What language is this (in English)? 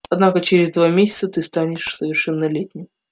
Russian